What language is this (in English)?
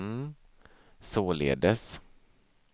Swedish